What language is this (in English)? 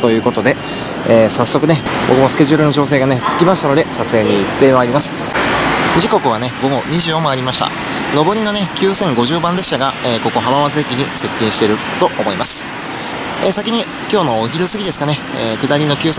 Japanese